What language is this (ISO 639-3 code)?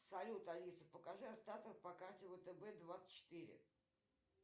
rus